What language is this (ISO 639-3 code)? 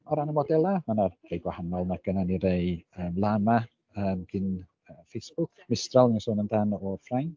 cym